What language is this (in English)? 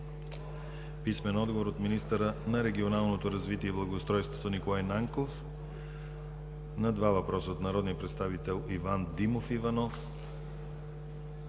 Bulgarian